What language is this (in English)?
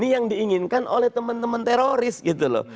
Indonesian